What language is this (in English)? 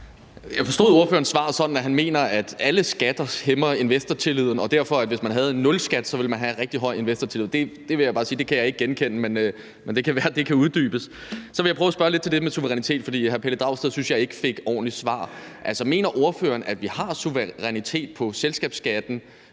Danish